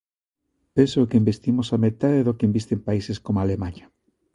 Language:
Galician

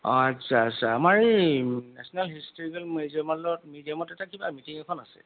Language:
Assamese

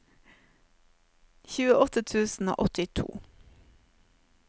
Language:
Norwegian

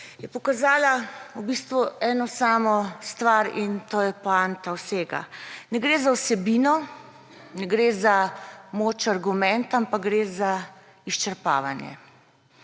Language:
Slovenian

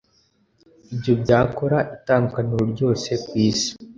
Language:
Kinyarwanda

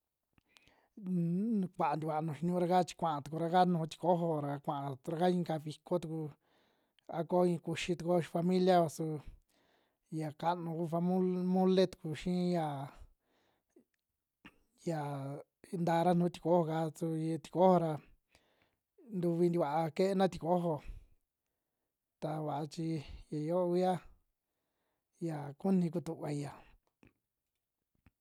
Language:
Western Juxtlahuaca Mixtec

